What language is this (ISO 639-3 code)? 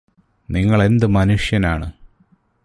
mal